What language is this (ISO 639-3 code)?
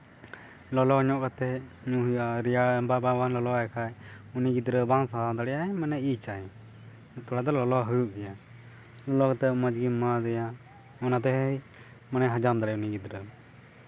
sat